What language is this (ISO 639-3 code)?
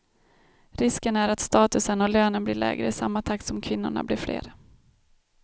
swe